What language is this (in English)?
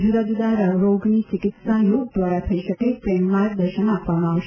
Gujarati